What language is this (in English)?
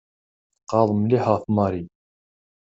Kabyle